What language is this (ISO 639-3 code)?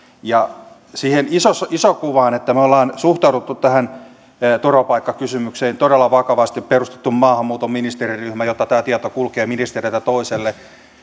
fin